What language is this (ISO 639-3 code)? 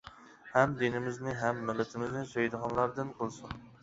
uig